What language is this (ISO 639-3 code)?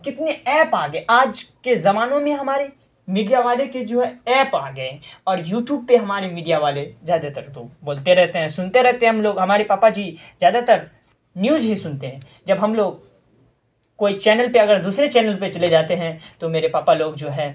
urd